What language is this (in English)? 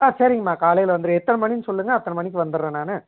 Tamil